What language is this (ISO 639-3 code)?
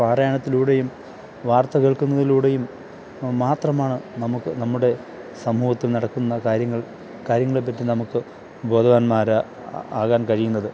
mal